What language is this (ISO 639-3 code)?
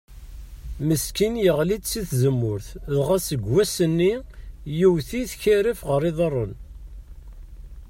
kab